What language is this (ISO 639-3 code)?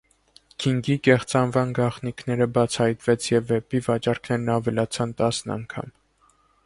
hye